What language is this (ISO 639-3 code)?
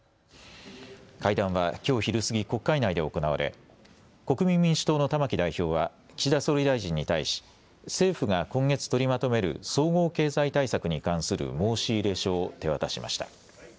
jpn